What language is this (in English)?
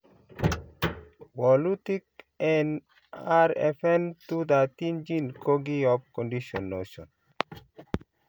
Kalenjin